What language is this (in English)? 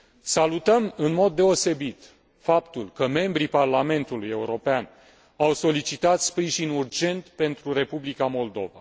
Romanian